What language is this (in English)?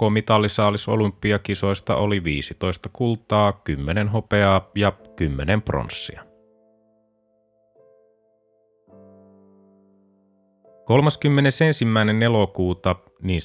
Finnish